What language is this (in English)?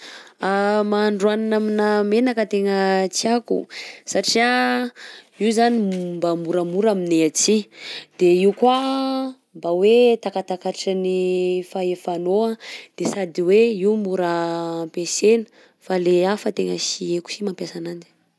Southern Betsimisaraka Malagasy